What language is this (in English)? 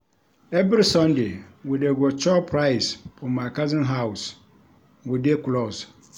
Nigerian Pidgin